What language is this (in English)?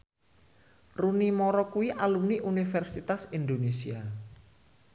Javanese